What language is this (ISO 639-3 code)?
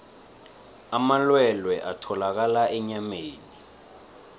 nbl